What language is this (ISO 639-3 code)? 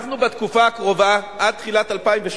heb